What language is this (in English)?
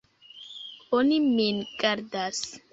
Esperanto